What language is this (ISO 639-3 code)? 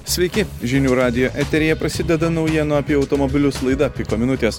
lit